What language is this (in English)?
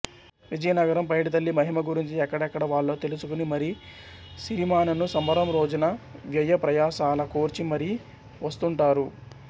Telugu